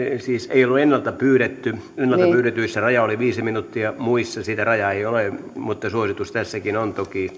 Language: Finnish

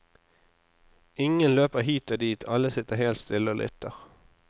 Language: Norwegian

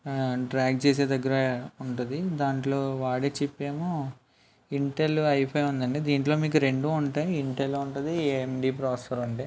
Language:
Telugu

